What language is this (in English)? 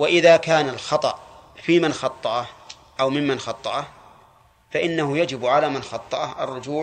Arabic